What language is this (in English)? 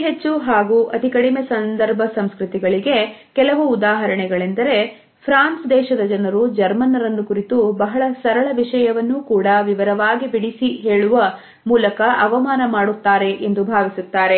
Kannada